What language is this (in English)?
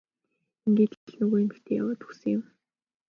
Mongolian